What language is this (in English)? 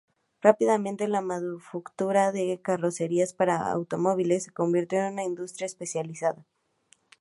Spanish